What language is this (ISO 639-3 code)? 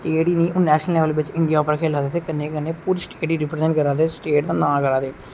doi